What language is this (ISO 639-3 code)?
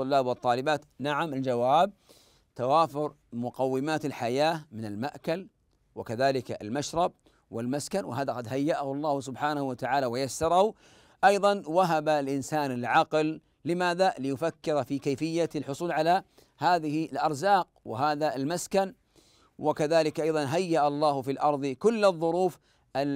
ara